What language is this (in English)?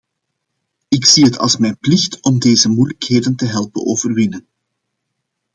Dutch